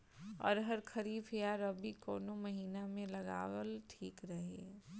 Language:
Bhojpuri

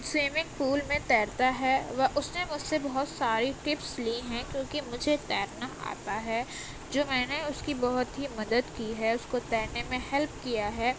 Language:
Urdu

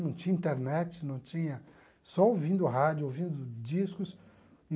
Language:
Portuguese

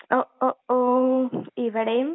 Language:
Malayalam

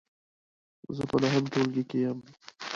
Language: Pashto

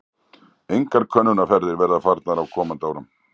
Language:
Icelandic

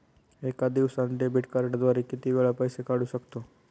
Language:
Marathi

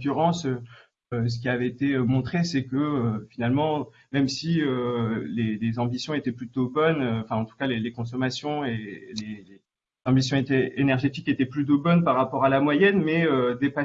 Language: French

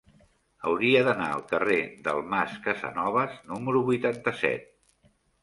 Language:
Catalan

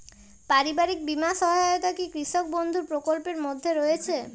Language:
Bangla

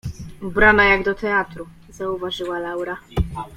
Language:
Polish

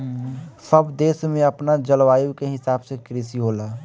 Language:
Bhojpuri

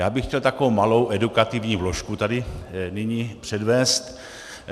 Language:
Czech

